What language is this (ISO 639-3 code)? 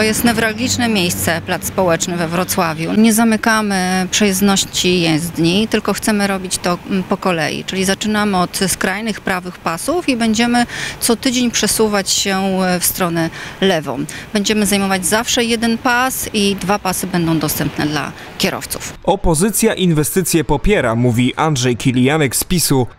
pol